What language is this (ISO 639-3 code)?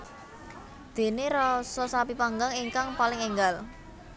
jav